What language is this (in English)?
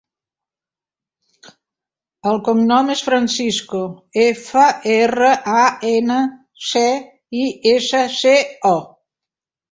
Catalan